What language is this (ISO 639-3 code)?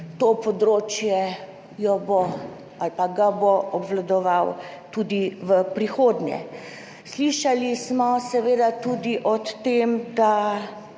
slv